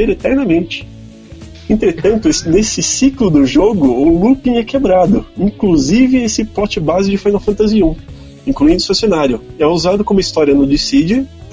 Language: Portuguese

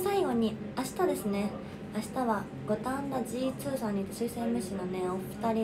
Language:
Japanese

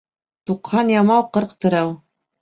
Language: Bashkir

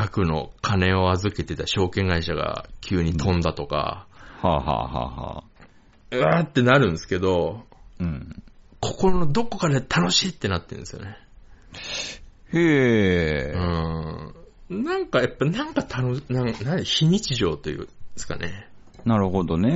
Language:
Japanese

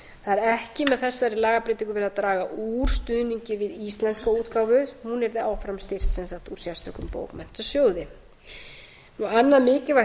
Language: Icelandic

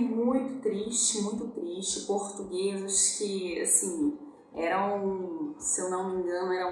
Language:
Portuguese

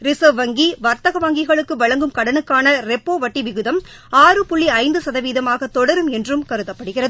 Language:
Tamil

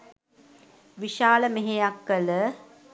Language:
Sinhala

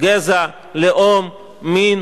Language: Hebrew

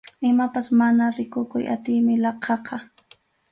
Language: Arequipa-La Unión Quechua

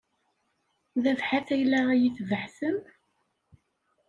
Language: Kabyle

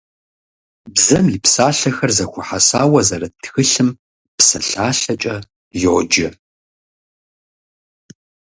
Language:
Kabardian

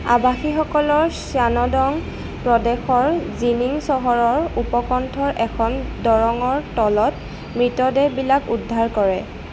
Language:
Assamese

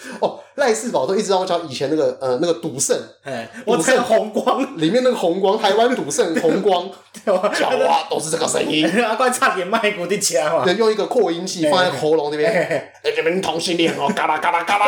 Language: Chinese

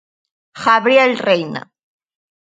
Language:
Galician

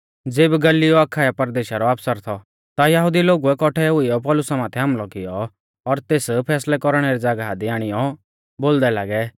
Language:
Mahasu Pahari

